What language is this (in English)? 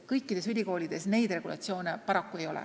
Estonian